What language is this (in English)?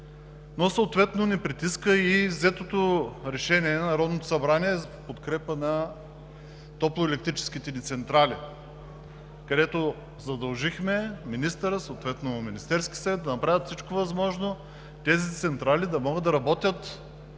Bulgarian